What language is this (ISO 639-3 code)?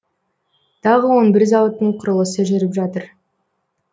kaz